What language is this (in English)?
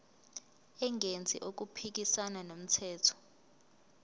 Zulu